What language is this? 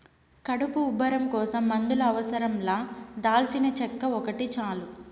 Telugu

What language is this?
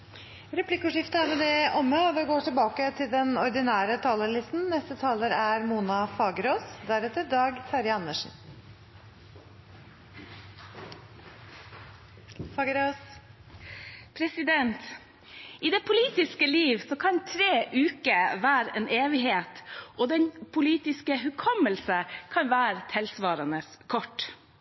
Norwegian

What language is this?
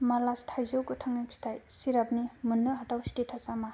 Bodo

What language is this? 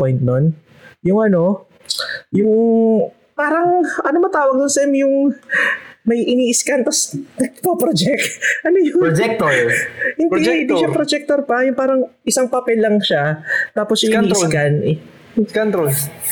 Filipino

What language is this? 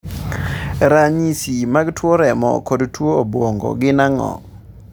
Luo (Kenya and Tanzania)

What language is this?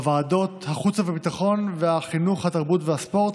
Hebrew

